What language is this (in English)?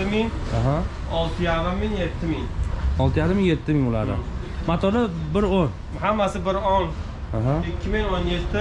Turkish